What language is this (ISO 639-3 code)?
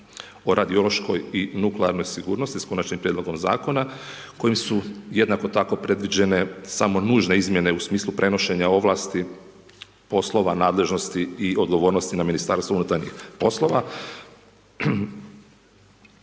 hrv